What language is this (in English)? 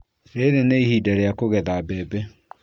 Kikuyu